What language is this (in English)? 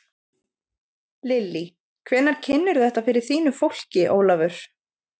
Icelandic